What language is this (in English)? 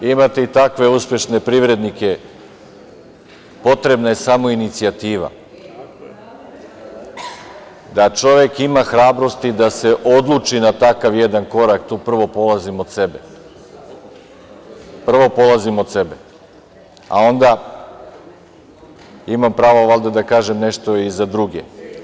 Serbian